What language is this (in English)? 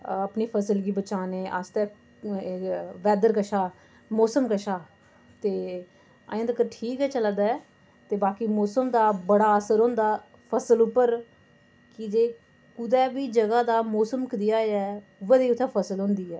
Dogri